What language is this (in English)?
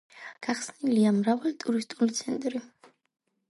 Georgian